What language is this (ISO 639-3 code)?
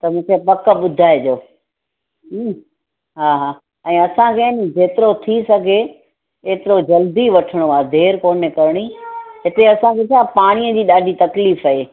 snd